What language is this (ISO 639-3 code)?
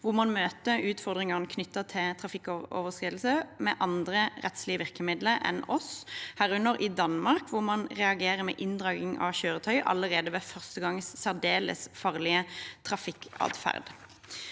nor